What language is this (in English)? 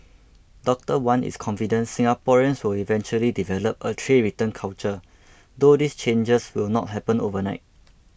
English